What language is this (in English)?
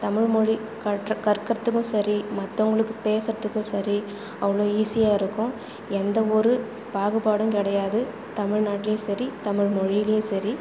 Tamil